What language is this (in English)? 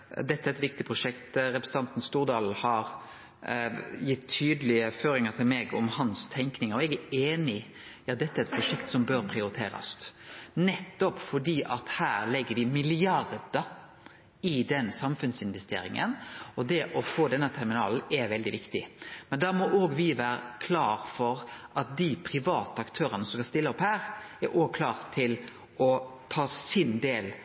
Norwegian Nynorsk